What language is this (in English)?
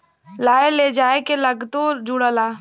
Bhojpuri